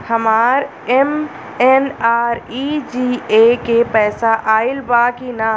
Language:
Bhojpuri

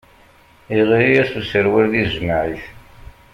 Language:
Kabyle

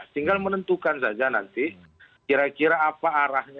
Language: Indonesian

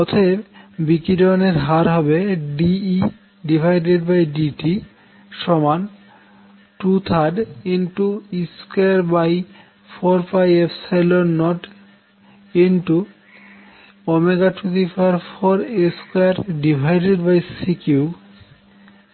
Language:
Bangla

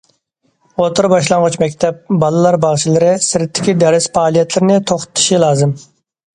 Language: Uyghur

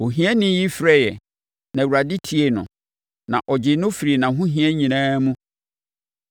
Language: Akan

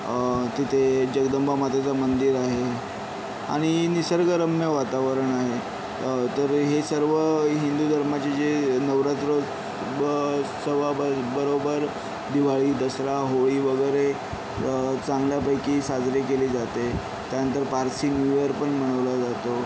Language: Marathi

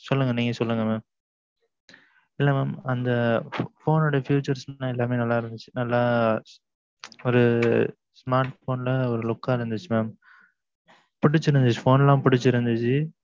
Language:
Tamil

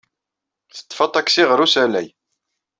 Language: Kabyle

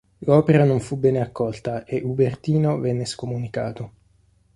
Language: Italian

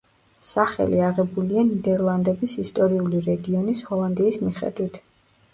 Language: Georgian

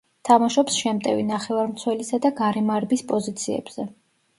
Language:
Georgian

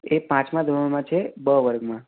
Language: Gujarati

